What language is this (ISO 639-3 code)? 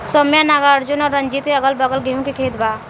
bho